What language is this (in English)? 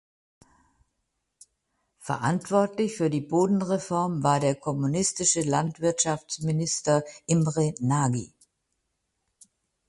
German